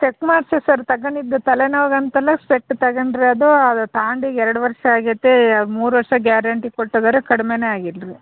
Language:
Kannada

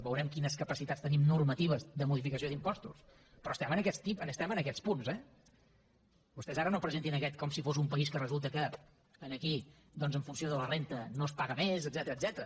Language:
Catalan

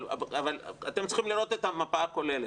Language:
Hebrew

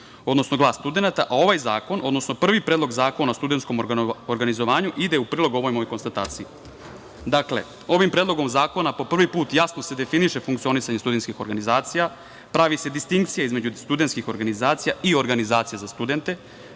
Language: Serbian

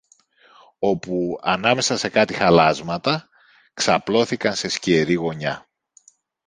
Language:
Greek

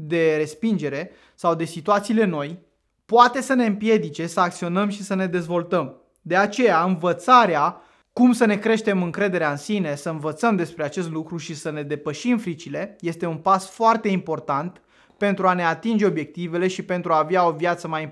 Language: Romanian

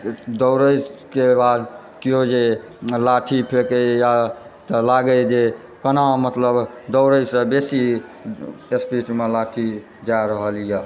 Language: Maithili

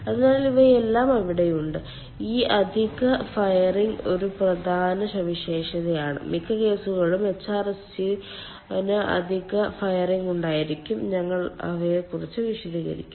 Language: Malayalam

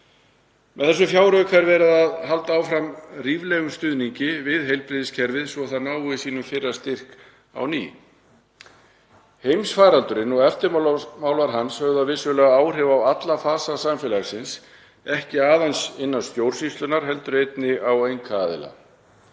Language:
Icelandic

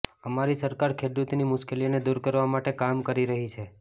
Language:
Gujarati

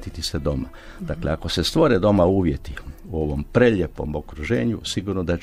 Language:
Croatian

